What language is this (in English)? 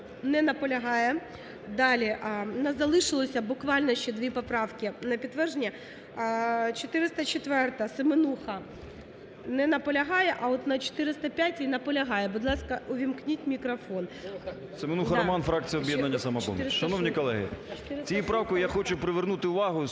Ukrainian